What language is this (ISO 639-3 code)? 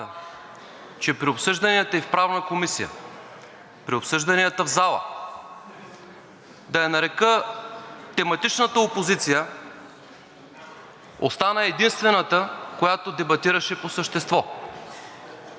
bul